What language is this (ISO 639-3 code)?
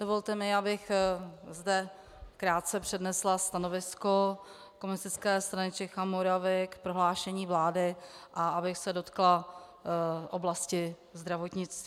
ces